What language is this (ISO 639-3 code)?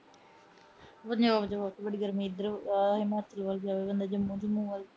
pan